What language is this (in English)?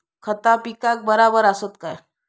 Marathi